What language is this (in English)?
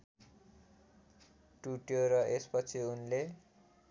Nepali